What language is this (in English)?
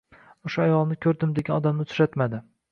Uzbek